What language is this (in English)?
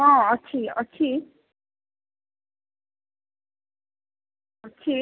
Odia